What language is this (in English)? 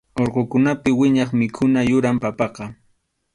Arequipa-La Unión Quechua